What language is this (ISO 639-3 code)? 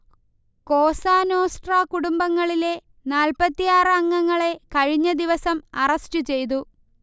mal